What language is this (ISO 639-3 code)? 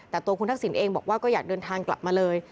tha